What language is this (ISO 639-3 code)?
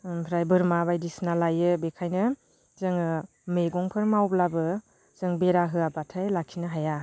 brx